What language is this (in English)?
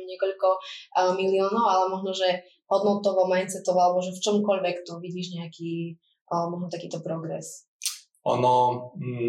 Slovak